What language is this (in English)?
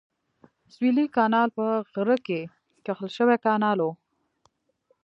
Pashto